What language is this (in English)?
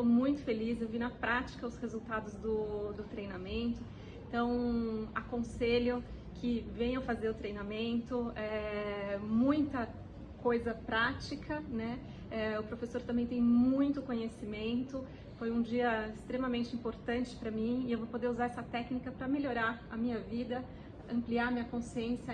Portuguese